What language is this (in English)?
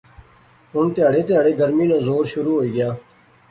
Pahari-Potwari